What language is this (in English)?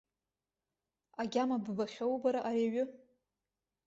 Abkhazian